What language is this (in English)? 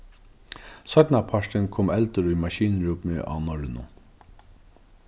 Faroese